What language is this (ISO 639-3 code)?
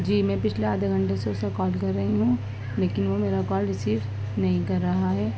urd